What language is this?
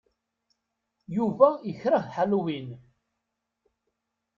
Kabyle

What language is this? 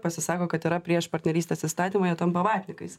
Lithuanian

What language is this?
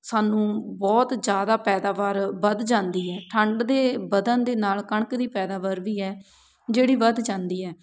Punjabi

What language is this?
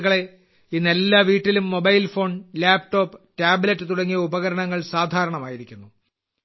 Malayalam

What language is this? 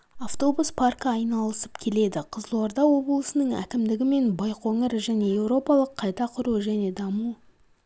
Kazakh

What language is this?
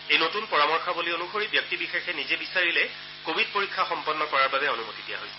Assamese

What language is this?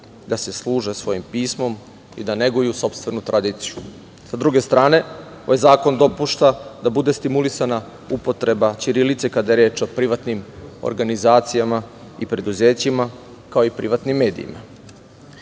Serbian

